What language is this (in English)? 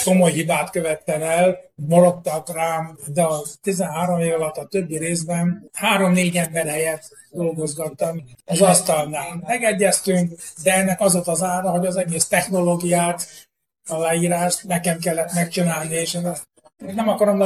Hungarian